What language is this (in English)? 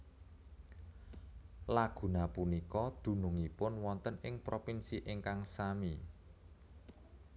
Javanese